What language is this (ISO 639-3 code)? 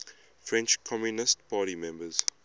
eng